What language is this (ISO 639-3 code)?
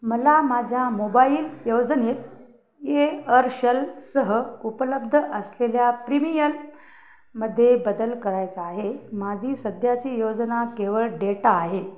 mar